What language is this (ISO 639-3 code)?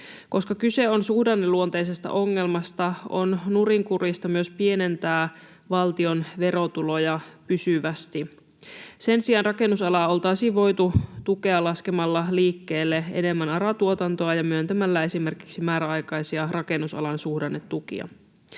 fin